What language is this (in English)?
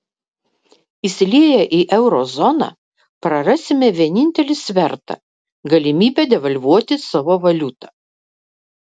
Lithuanian